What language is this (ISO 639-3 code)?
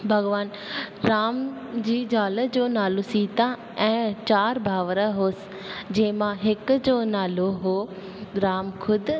snd